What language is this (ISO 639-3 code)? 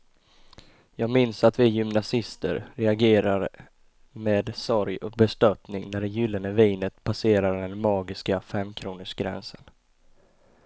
swe